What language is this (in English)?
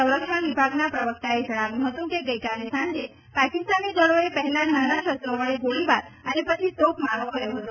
Gujarati